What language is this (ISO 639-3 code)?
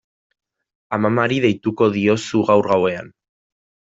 eus